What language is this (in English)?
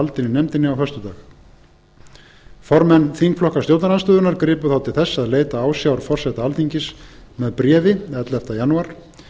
Icelandic